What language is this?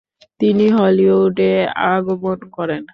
Bangla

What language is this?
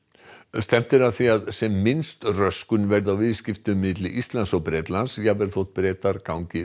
Icelandic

